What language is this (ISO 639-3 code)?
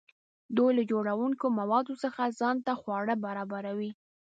pus